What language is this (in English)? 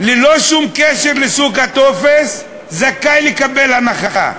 Hebrew